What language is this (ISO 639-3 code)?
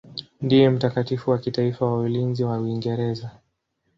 swa